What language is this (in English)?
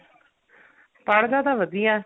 Punjabi